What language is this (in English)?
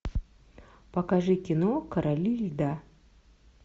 Russian